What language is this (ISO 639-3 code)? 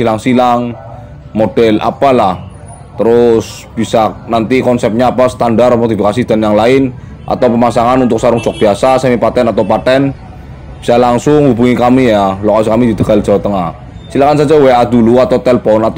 ind